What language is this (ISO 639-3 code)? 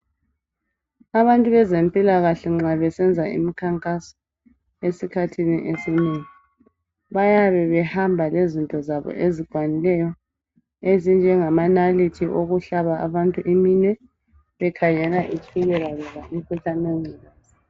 nde